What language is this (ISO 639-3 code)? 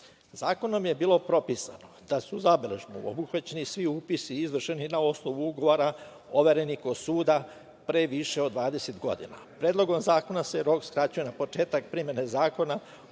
srp